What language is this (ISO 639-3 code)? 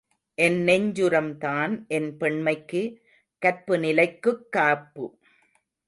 tam